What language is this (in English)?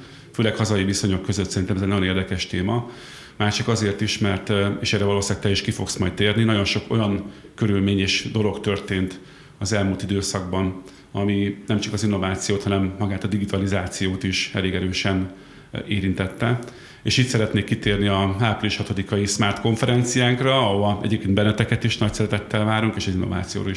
Hungarian